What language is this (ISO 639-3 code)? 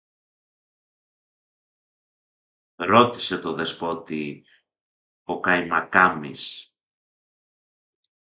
ell